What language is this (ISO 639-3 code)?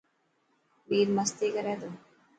mki